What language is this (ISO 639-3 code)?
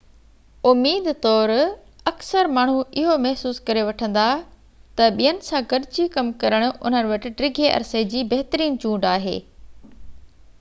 snd